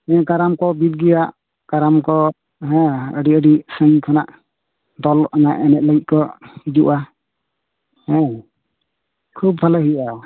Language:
Santali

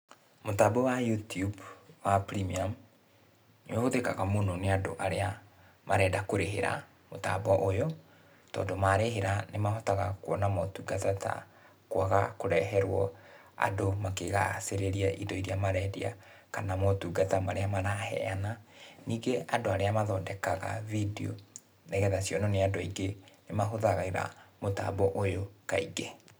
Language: Kikuyu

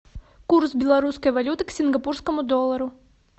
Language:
Russian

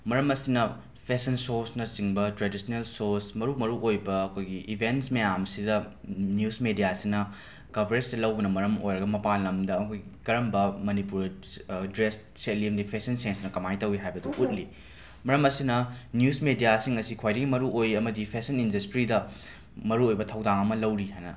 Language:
Manipuri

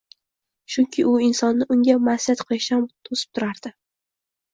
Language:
Uzbek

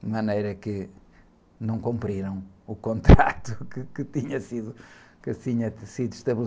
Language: Portuguese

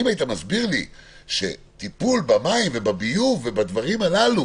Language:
Hebrew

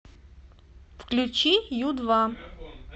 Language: Russian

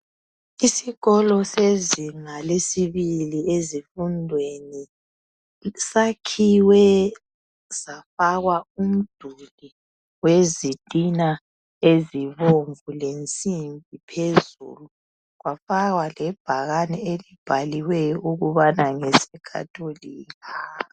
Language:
North Ndebele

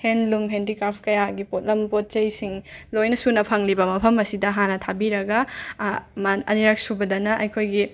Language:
Manipuri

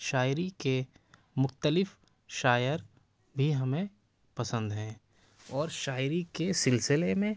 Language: Urdu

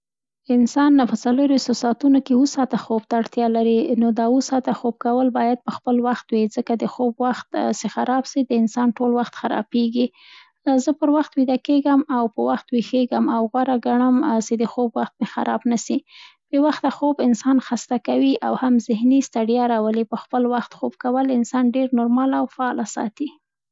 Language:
Central Pashto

